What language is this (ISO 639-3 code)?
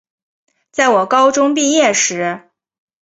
zho